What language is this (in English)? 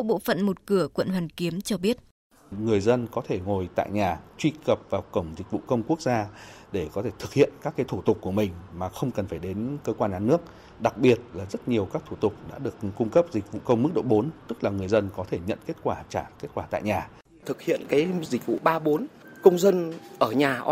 Vietnamese